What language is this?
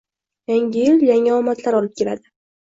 Uzbek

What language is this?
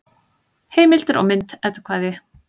Icelandic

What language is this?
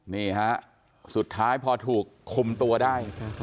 Thai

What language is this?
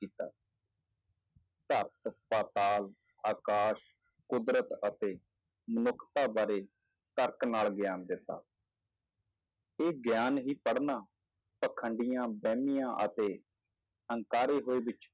Punjabi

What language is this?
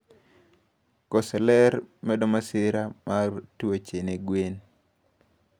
Luo (Kenya and Tanzania)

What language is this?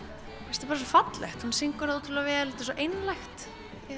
Icelandic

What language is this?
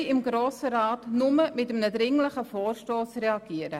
Swiss German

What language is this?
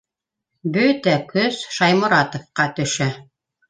Bashkir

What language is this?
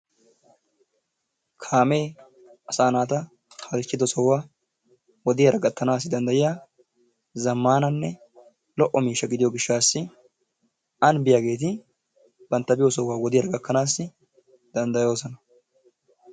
Wolaytta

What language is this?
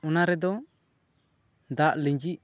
Santali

